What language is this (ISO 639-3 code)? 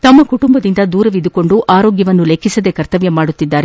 kan